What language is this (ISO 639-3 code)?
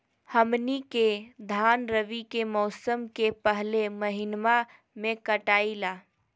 mag